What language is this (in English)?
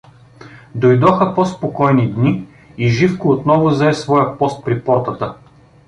Bulgarian